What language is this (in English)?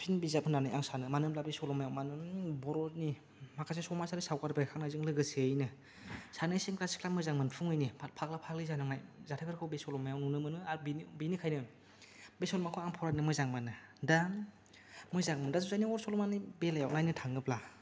Bodo